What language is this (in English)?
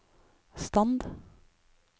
Norwegian